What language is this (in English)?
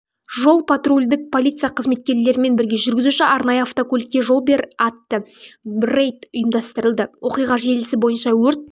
Kazakh